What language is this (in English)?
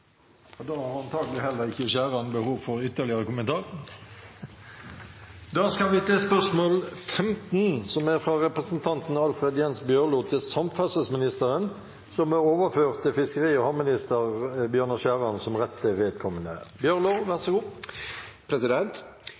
Norwegian Nynorsk